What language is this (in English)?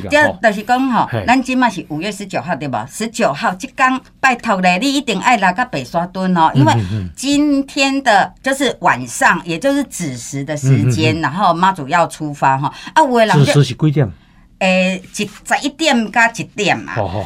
Chinese